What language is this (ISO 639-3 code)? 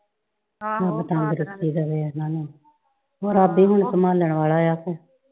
pan